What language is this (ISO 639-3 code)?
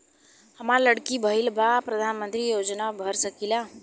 bho